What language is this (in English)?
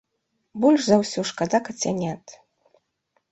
Belarusian